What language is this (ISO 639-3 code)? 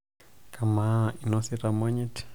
mas